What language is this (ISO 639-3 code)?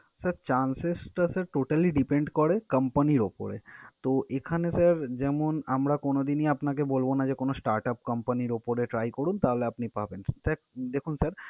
ben